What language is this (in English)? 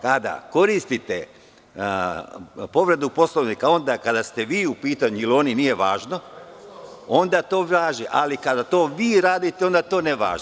Serbian